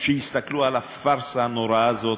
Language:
Hebrew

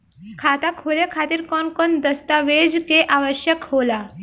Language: Bhojpuri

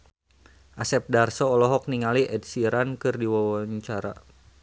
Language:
Sundanese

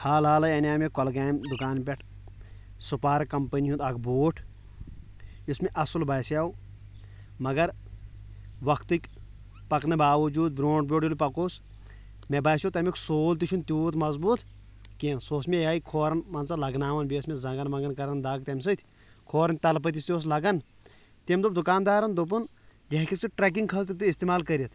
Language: Kashmiri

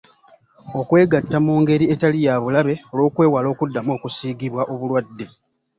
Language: Ganda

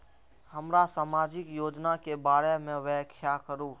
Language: Maithili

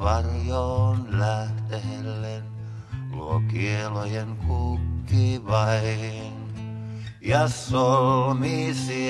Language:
Finnish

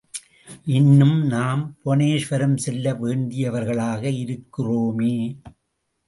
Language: Tamil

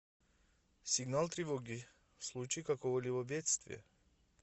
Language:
Russian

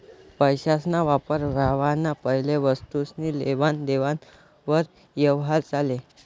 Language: Marathi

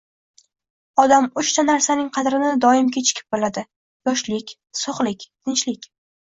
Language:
Uzbek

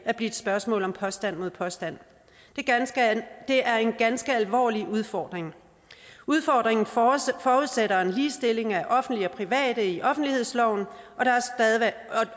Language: Danish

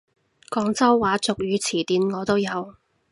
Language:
Cantonese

